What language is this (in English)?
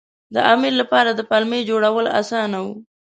Pashto